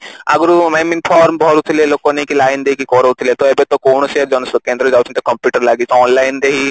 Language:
Odia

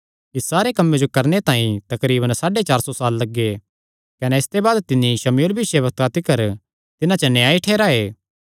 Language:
Kangri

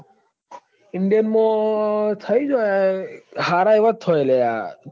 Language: Gujarati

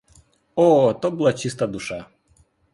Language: Ukrainian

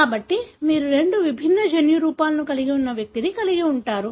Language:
Telugu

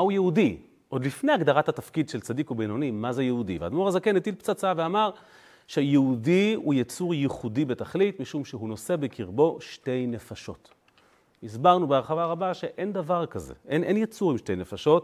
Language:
Hebrew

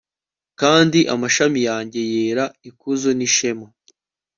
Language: Kinyarwanda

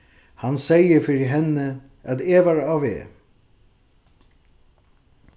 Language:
Faroese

